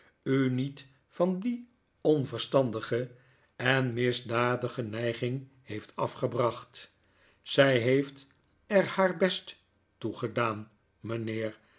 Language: Dutch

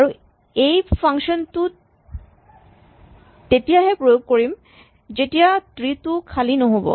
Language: Assamese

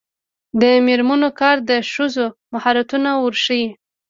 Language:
Pashto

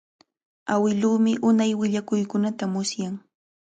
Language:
Cajatambo North Lima Quechua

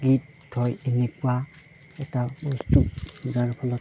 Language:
Assamese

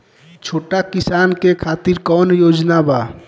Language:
Bhojpuri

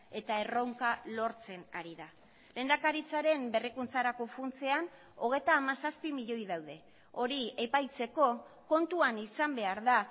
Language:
Basque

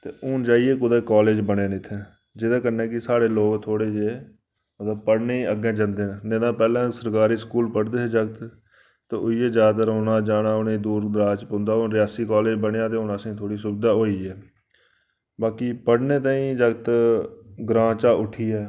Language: Dogri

